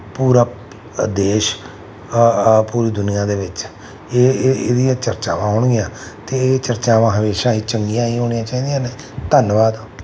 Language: Punjabi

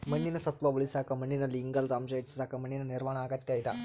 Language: Kannada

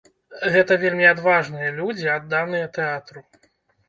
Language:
Belarusian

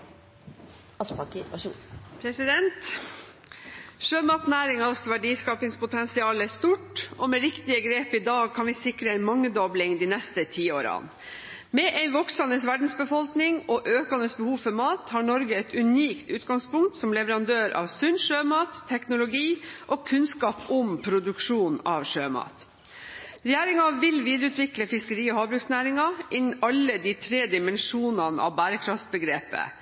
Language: Norwegian Bokmål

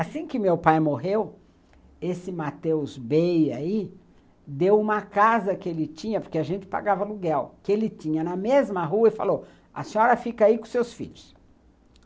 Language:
Portuguese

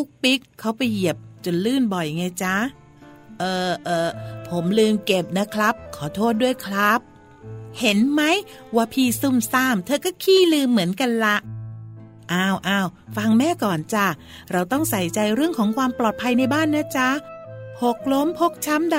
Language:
Thai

